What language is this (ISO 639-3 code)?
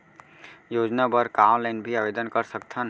hne